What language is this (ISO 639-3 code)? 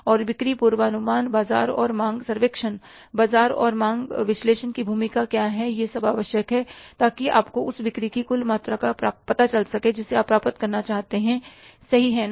hin